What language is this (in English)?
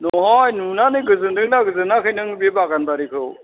Bodo